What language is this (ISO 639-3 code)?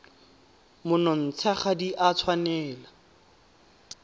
tsn